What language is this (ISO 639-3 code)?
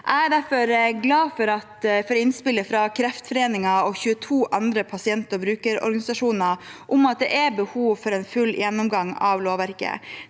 nor